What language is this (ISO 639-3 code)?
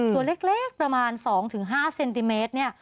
tha